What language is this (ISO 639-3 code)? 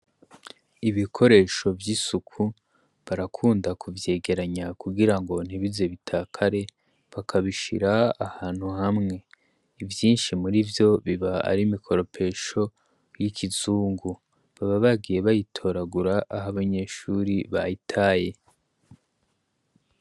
run